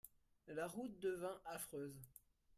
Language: French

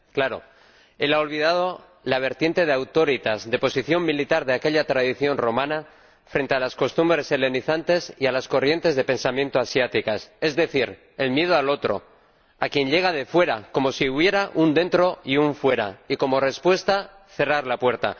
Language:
Spanish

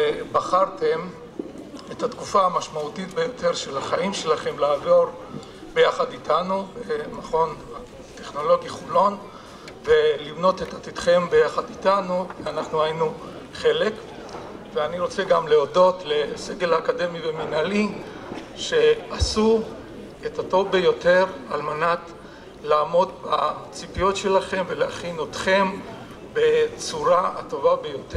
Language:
Hebrew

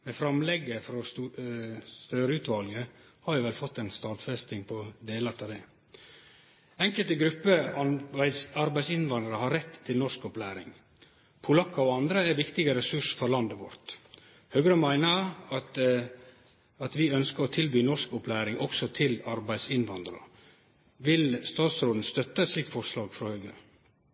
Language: Norwegian Nynorsk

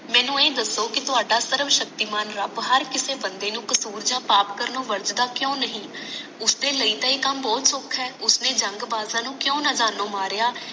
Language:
Punjabi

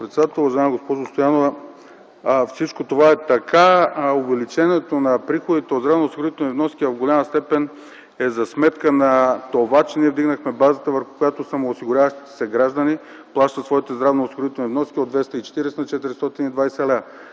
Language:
Bulgarian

